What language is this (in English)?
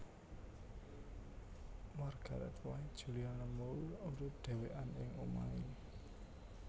Javanese